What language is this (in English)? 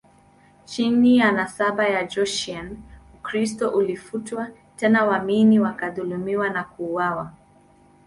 Swahili